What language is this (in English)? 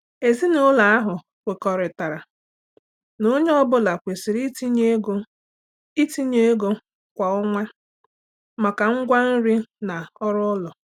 Igbo